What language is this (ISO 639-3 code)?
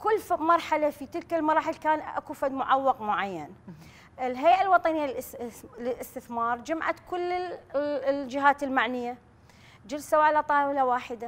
ara